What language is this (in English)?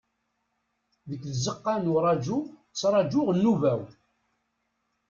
Kabyle